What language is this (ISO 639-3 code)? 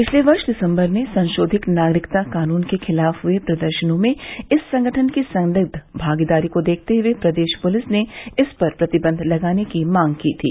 hin